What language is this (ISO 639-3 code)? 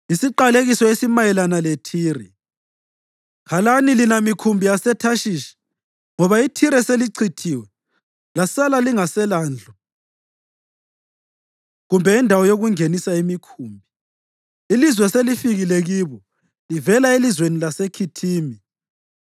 nde